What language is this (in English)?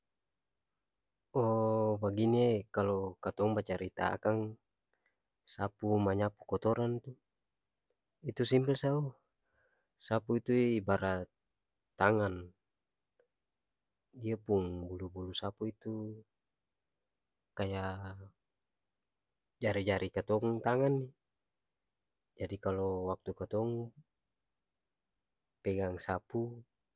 Ambonese Malay